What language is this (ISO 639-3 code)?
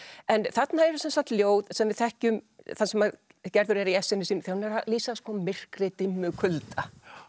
isl